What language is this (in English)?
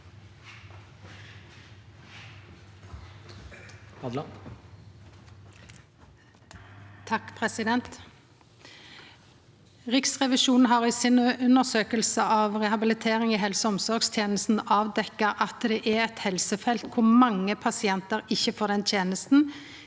Norwegian